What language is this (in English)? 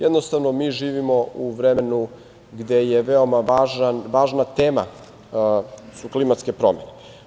Serbian